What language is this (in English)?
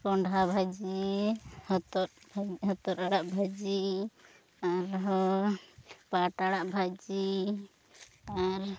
Santali